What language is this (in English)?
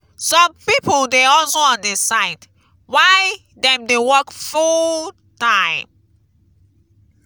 Nigerian Pidgin